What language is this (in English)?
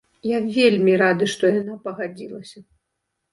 Belarusian